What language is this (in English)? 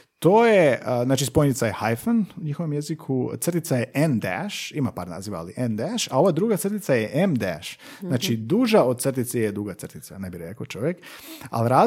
Croatian